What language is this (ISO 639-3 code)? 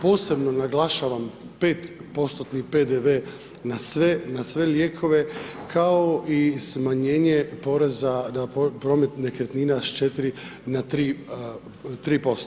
hrv